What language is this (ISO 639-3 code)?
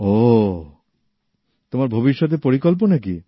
ben